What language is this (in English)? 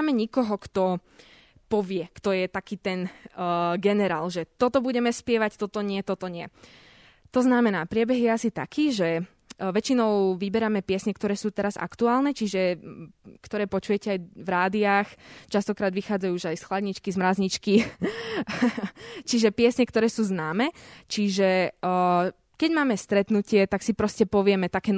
Slovak